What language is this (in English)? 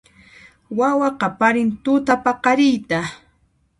Puno Quechua